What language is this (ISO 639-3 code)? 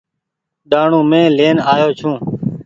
gig